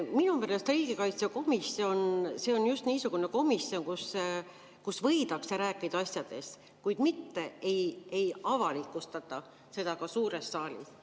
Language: Estonian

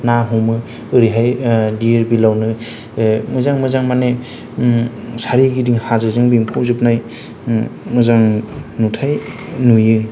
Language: Bodo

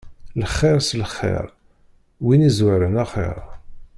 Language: Kabyle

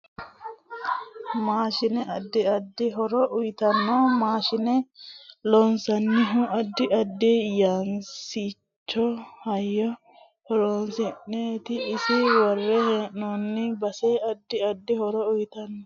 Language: Sidamo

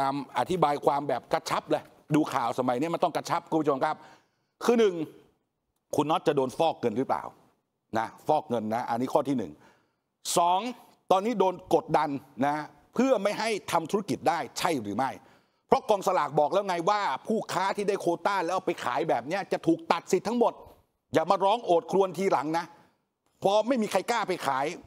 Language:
Thai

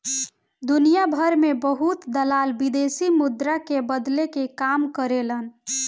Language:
Bhojpuri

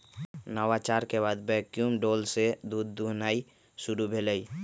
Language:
Magahi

